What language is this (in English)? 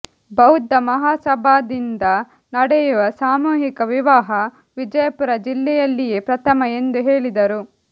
Kannada